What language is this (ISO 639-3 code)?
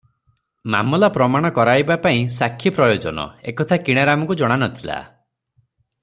ori